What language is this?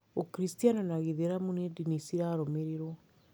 Kikuyu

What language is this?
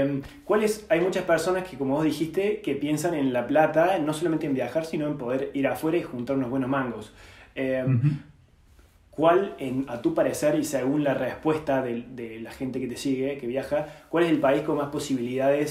Spanish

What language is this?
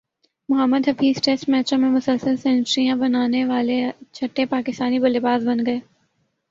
Urdu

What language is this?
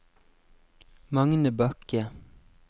Norwegian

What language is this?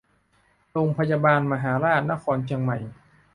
Thai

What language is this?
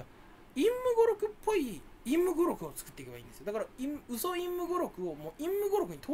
Japanese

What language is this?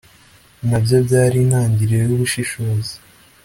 Kinyarwanda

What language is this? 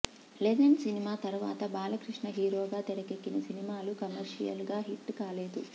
Telugu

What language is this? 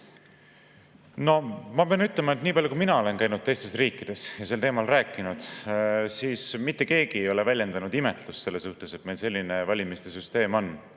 Estonian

